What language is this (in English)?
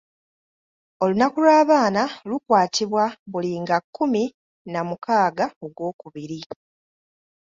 Ganda